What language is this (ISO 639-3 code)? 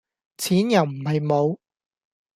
yue